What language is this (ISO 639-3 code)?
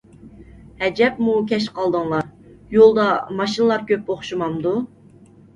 uig